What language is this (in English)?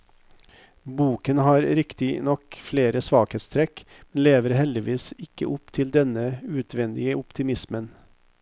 Norwegian